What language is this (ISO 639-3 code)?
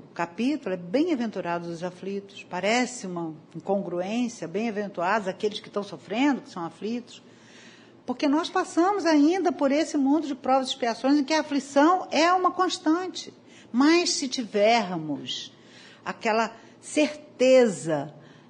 por